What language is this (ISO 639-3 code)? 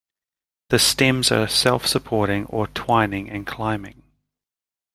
eng